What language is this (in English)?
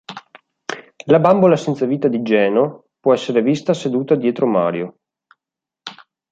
Italian